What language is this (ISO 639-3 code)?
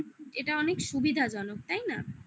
ben